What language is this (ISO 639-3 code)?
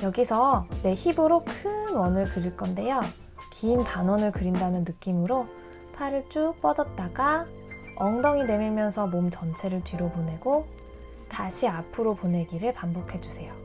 kor